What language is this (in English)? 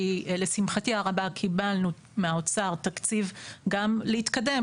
Hebrew